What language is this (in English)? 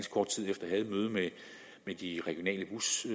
Danish